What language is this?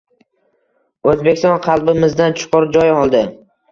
Uzbek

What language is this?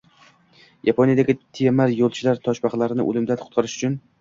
Uzbek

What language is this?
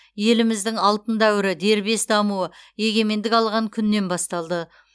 Kazakh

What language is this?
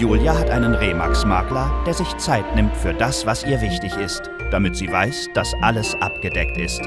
German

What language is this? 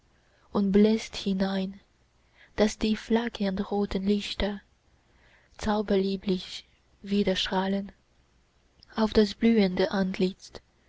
German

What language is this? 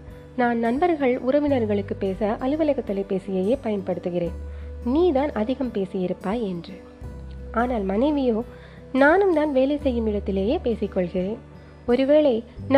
Tamil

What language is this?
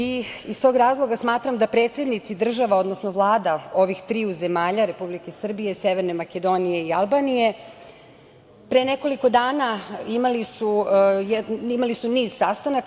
Serbian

